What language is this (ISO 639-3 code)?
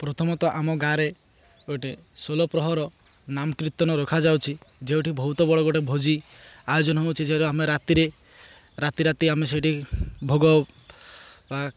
ori